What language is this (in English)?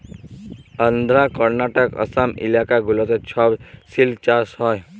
Bangla